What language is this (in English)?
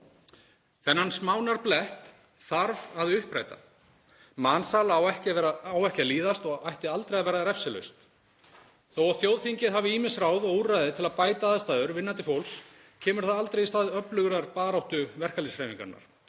Icelandic